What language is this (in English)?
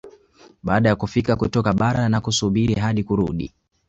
Swahili